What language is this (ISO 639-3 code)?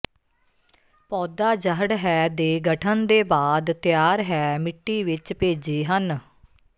pan